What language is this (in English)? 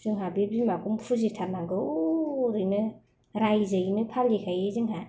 Bodo